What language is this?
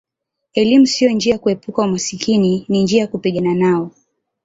Swahili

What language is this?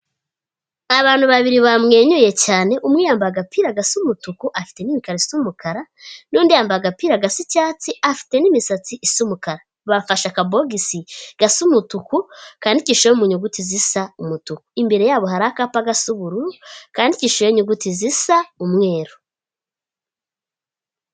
Kinyarwanda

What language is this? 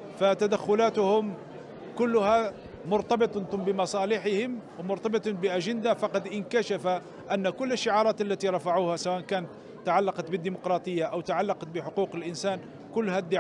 Arabic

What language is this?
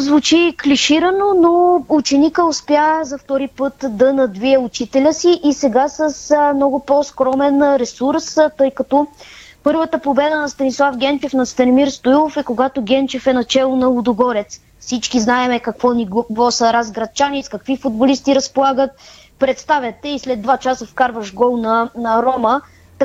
Bulgarian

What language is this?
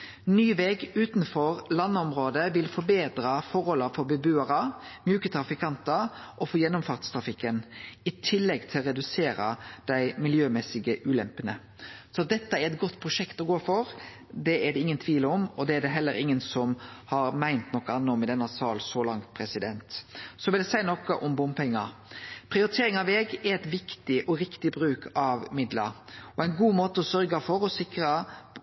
Norwegian Nynorsk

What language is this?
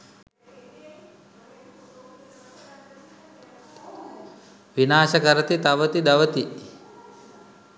Sinhala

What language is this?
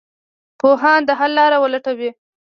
Pashto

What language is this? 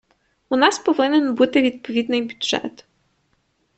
Ukrainian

